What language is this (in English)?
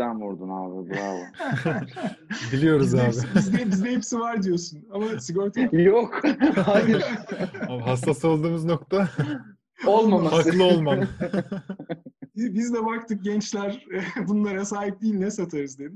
Turkish